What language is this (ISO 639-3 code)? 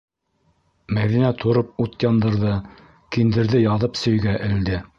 bak